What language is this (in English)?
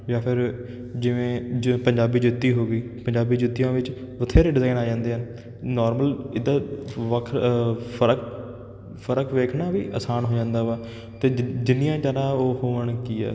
Punjabi